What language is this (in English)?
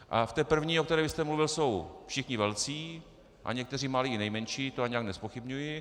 Czech